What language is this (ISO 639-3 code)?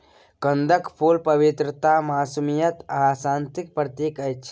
mai